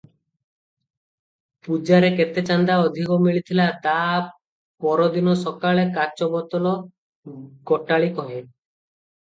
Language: Odia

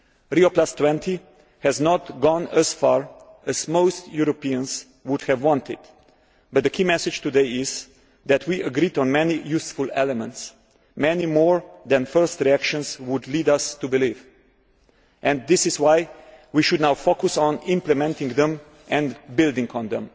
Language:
English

